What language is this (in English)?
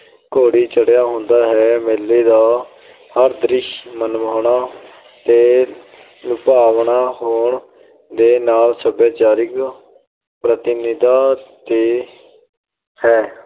Punjabi